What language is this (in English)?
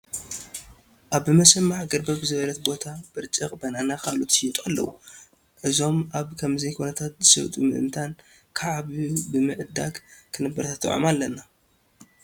Tigrinya